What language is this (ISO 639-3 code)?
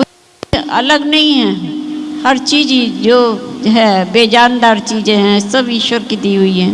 hin